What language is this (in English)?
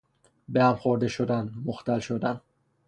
Persian